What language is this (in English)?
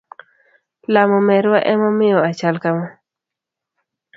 Luo (Kenya and Tanzania)